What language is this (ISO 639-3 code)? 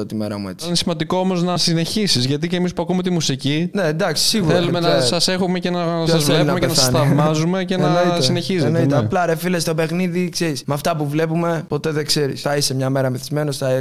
ell